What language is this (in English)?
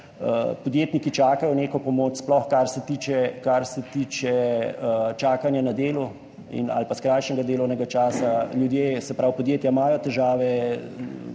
Slovenian